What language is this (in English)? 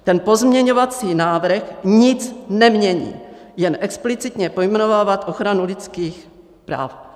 Czech